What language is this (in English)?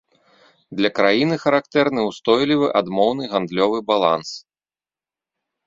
Belarusian